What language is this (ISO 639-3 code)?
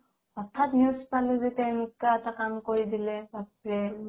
asm